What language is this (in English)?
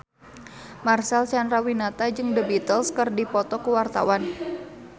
Sundanese